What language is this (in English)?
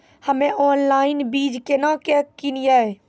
Maithili